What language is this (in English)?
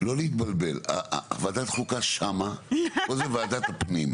Hebrew